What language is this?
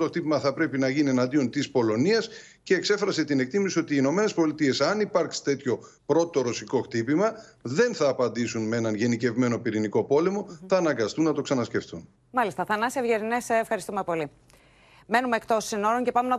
Greek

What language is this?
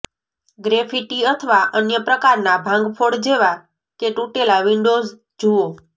Gujarati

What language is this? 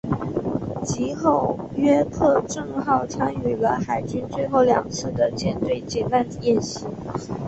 Chinese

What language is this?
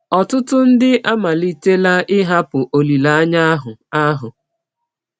Igbo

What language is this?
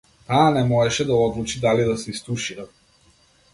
Macedonian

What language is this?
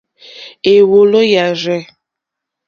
Mokpwe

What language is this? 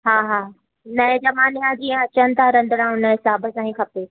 Sindhi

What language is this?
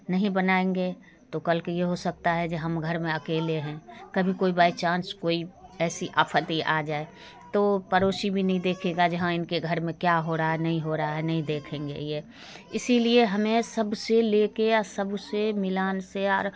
Hindi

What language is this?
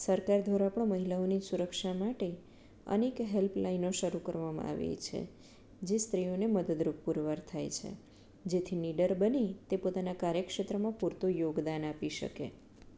Gujarati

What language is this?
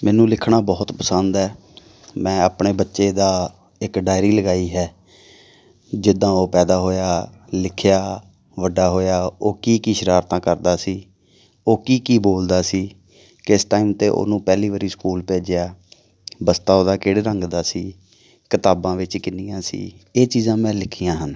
Punjabi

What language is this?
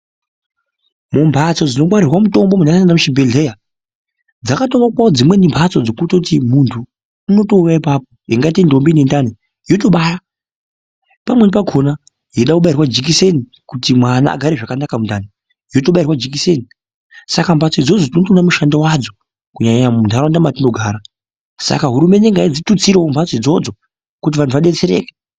Ndau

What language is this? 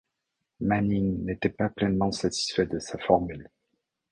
French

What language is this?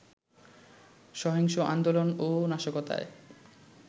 Bangla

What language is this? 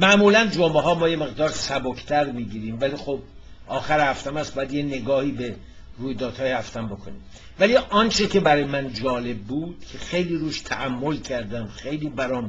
Persian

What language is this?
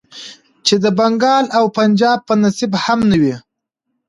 Pashto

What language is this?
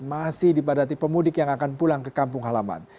Indonesian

